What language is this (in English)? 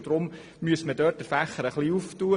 Swiss German